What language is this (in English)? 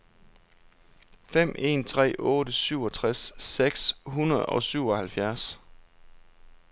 Danish